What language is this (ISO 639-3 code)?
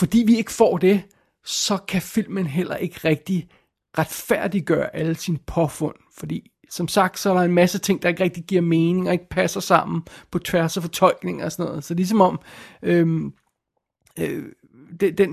dan